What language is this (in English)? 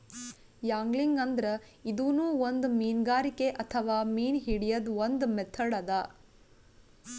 Kannada